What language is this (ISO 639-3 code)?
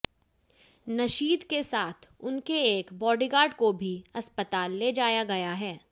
hin